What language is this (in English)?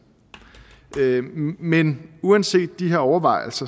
Danish